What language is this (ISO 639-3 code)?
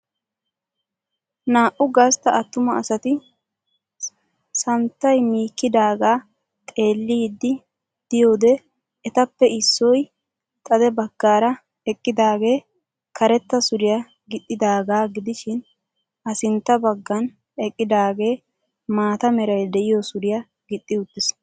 wal